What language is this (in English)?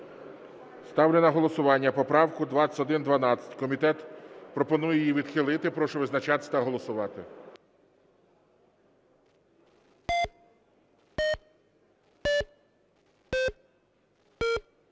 Ukrainian